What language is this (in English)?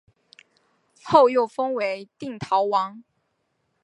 Chinese